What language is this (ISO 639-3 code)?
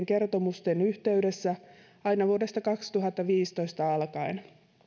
fin